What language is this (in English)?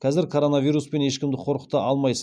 Kazakh